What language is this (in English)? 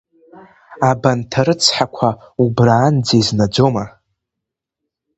Abkhazian